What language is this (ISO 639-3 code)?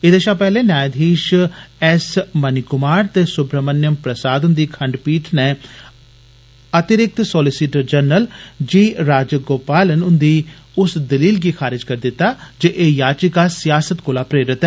doi